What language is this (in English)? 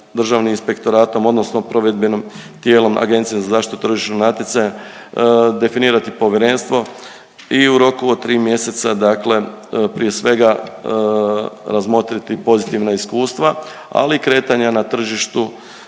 Croatian